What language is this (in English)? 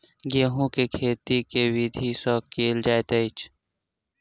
Maithili